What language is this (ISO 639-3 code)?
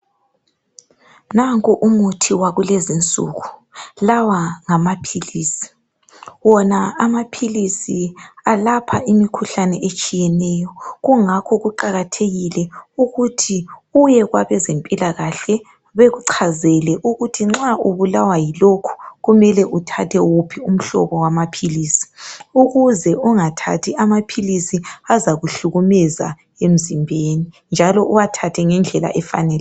nde